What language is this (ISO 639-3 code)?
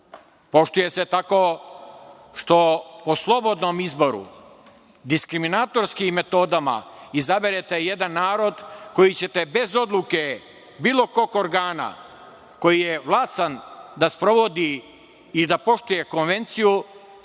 srp